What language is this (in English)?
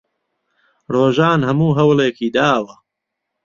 Central Kurdish